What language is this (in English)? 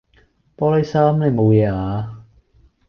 Cantonese